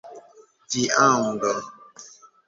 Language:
Esperanto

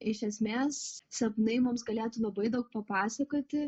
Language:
Lithuanian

